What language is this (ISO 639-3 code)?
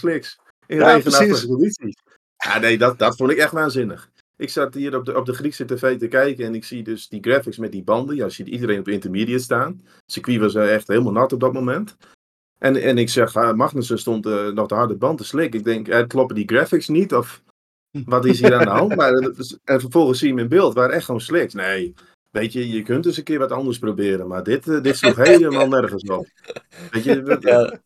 nld